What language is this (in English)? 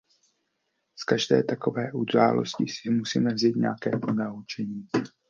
Czech